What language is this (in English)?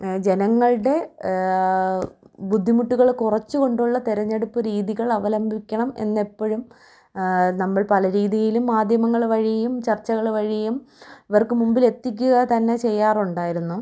Malayalam